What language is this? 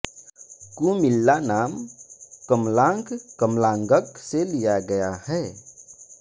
Hindi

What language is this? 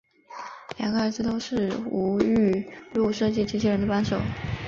Chinese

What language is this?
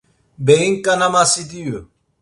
Laz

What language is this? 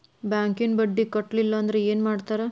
Kannada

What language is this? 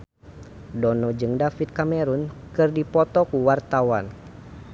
Sundanese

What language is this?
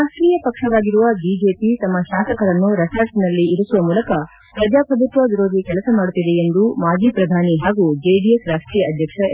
Kannada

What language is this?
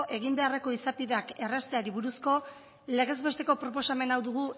Basque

